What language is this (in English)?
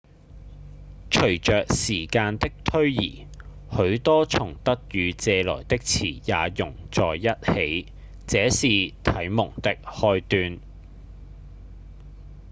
Cantonese